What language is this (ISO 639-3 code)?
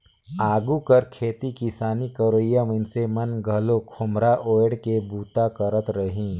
hne